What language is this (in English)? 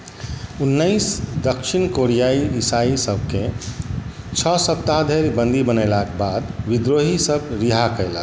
Maithili